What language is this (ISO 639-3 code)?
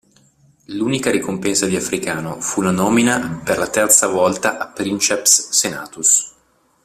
ita